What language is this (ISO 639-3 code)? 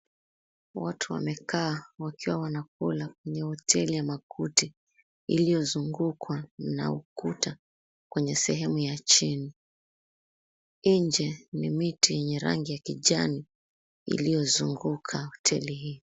swa